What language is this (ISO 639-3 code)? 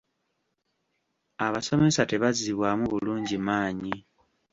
lug